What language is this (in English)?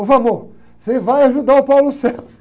Portuguese